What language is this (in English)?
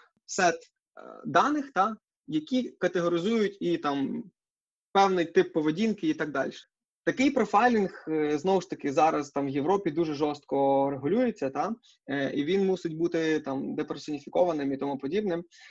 Ukrainian